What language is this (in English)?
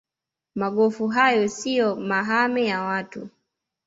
Swahili